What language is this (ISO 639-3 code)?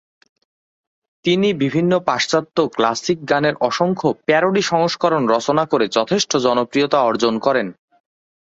ben